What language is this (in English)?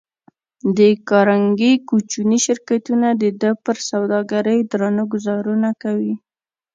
Pashto